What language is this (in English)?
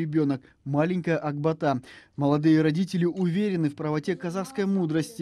Russian